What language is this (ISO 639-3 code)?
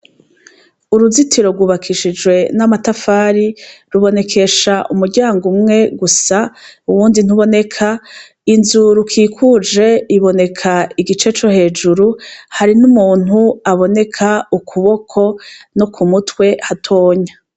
run